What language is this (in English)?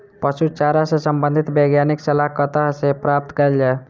Maithili